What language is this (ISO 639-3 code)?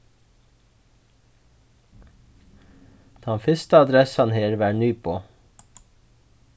fao